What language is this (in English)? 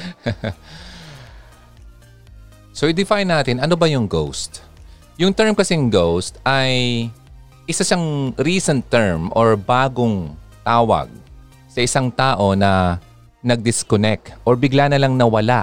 Filipino